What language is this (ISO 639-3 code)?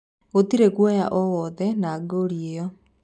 kik